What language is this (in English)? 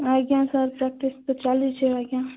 Odia